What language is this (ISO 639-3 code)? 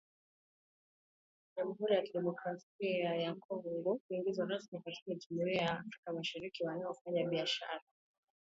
swa